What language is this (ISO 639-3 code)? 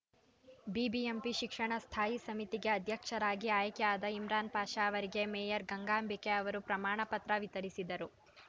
kan